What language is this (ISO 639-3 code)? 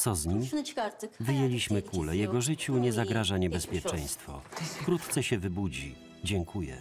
pol